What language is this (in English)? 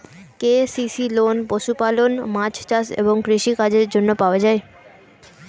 Bangla